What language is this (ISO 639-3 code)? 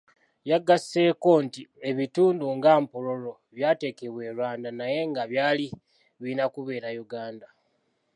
lug